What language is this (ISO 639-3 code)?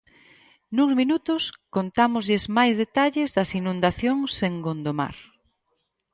glg